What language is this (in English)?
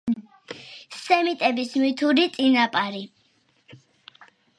Georgian